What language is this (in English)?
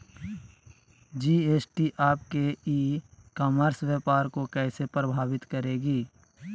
Magahi